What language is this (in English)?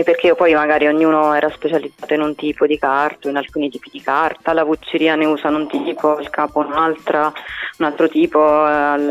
Italian